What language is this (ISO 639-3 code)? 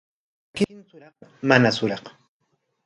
qwa